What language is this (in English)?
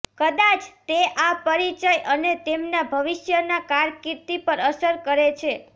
Gujarati